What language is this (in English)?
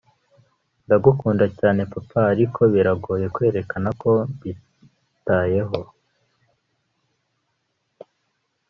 Kinyarwanda